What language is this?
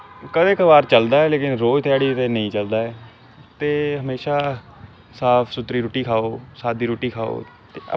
Dogri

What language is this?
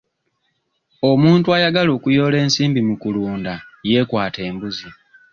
Ganda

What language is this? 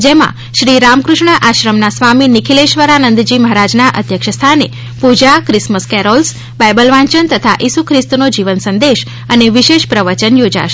Gujarati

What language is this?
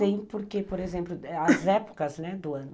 Portuguese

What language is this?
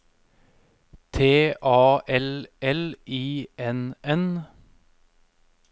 Norwegian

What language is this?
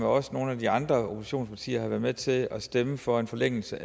Danish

